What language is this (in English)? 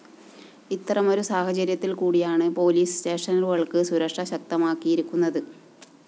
Malayalam